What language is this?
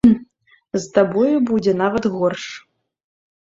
Belarusian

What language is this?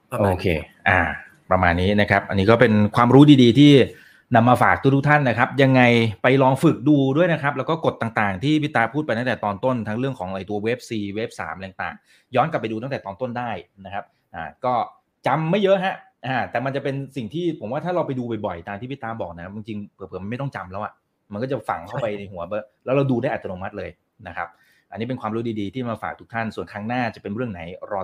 Thai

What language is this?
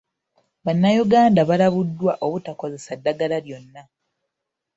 Ganda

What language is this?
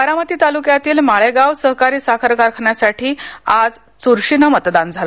Marathi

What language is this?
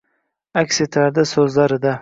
Uzbek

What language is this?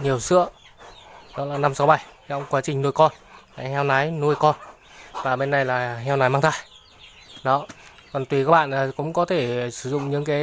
Vietnamese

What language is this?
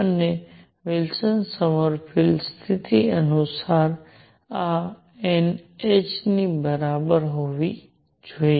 Gujarati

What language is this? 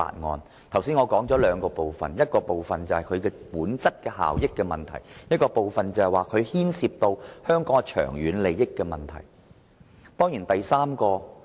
Cantonese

